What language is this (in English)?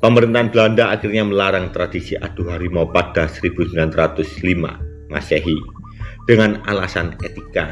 Indonesian